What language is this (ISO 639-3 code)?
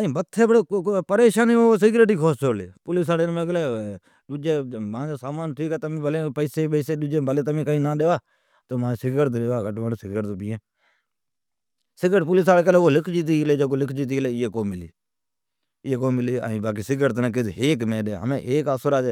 odk